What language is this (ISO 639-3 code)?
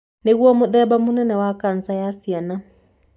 kik